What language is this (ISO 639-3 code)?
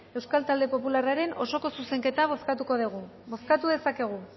eus